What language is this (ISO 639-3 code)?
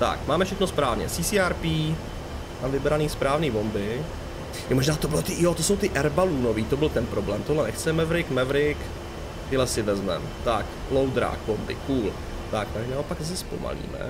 ces